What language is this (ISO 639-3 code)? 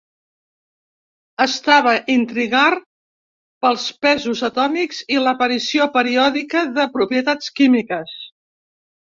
cat